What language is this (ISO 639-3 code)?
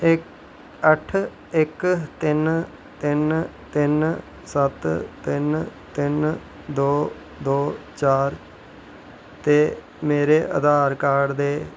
doi